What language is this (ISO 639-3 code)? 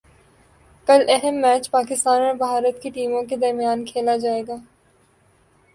urd